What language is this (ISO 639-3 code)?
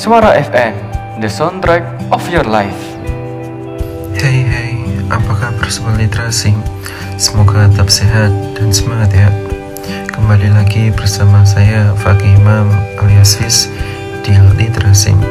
ind